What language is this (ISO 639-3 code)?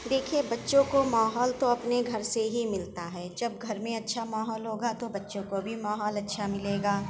urd